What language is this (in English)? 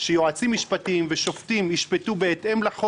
Hebrew